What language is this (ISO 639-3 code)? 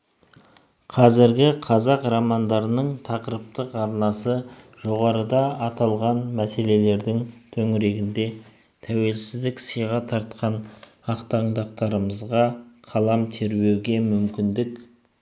kaz